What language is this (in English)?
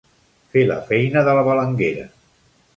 Catalan